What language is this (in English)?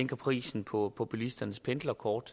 Danish